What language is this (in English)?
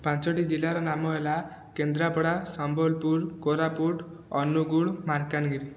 Odia